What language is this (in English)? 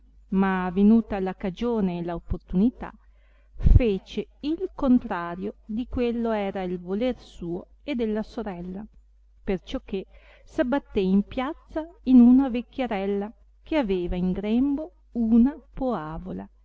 Italian